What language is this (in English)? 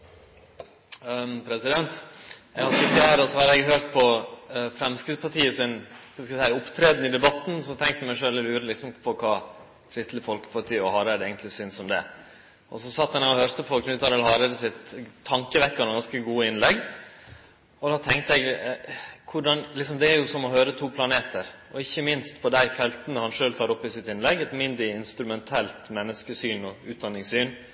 Norwegian Nynorsk